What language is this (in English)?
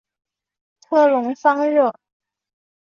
Chinese